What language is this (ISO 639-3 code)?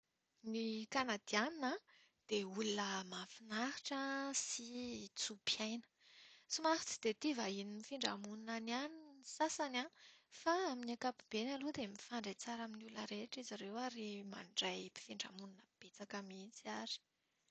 mlg